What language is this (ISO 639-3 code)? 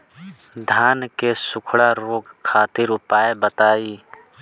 bho